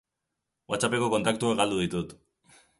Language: Basque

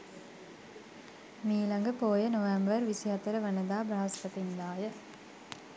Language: Sinhala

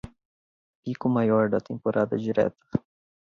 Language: Portuguese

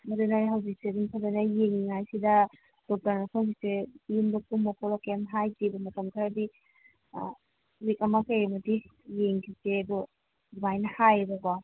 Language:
Manipuri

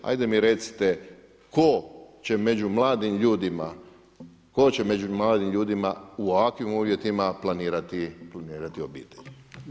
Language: Croatian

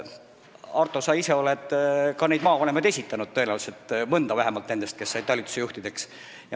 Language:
Estonian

